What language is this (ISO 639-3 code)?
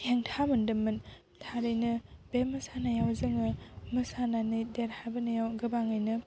brx